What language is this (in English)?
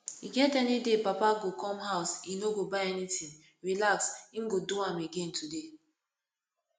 Nigerian Pidgin